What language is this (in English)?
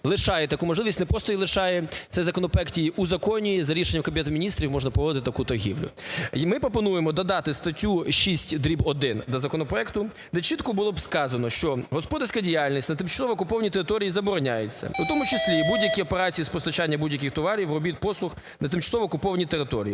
Ukrainian